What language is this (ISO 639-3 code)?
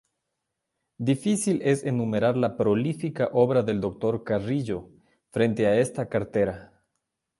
spa